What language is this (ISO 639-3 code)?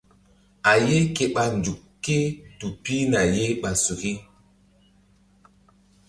mdd